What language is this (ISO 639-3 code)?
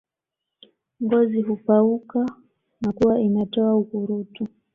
swa